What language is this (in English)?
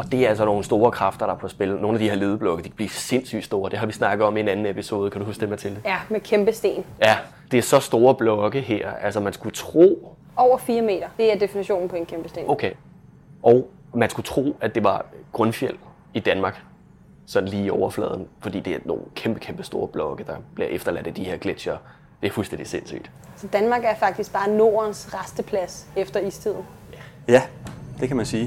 Danish